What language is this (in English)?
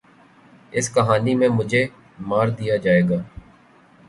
Urdu